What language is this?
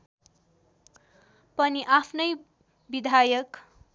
Nepali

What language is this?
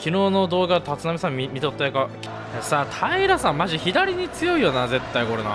Japanese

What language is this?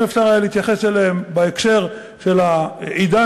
Hebrew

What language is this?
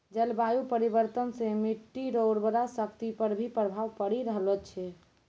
Maithili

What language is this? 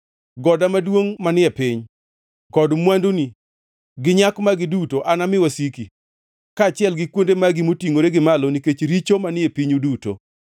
Luo (Kenya and Tanzania)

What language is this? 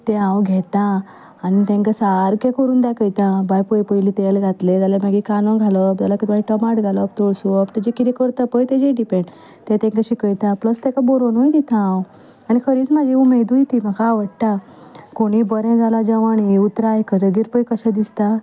Konkani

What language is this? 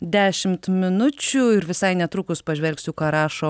Lithuanian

